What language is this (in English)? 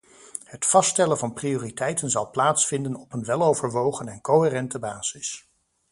Dutch